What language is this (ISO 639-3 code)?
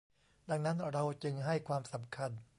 tha